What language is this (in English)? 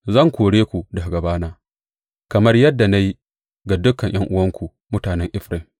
Hausa